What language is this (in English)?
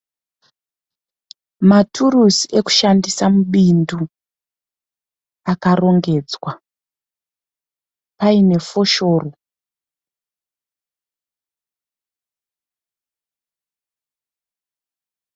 Shona